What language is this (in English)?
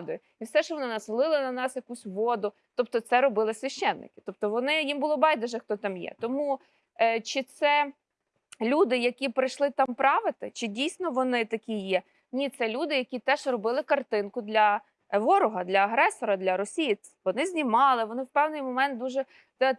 Ukrainian